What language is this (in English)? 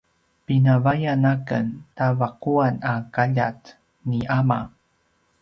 Paiwan